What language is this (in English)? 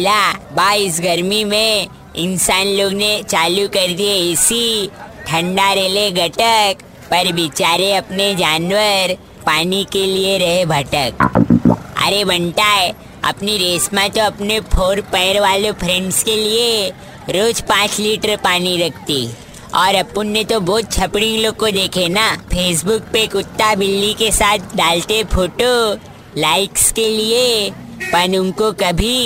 Hindi